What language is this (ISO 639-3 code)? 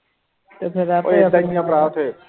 pan